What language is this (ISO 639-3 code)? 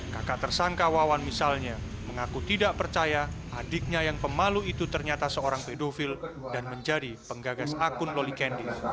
ind